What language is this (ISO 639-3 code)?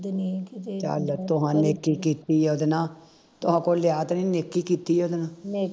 pan